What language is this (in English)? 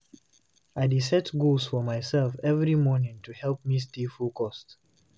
Nigerian Pidgin